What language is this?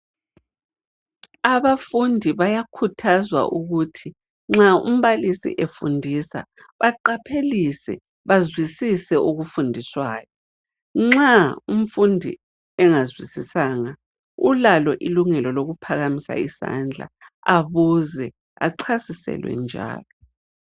North Ndebele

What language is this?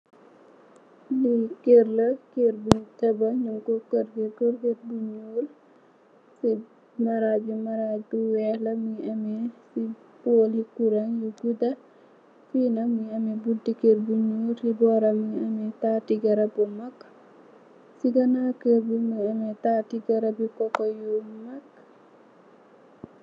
Wolof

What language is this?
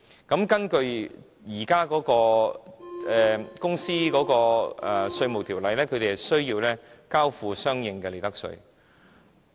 Cantonese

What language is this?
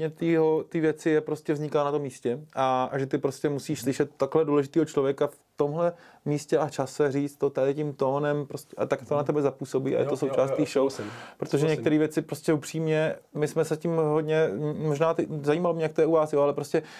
Czech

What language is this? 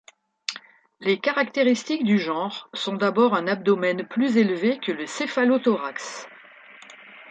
French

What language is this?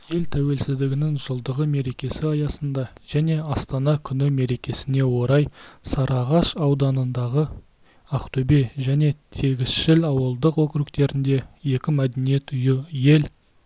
Kazakh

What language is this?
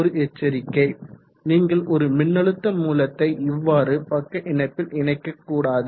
Tamil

